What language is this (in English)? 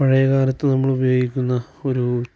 Malayalam